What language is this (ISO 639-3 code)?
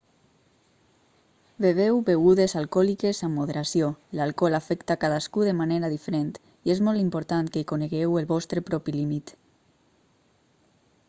cat